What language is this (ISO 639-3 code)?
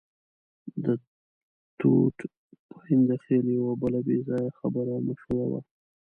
pus